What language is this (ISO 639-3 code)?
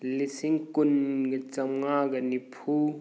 mni